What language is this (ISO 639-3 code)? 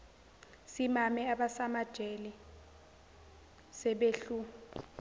zul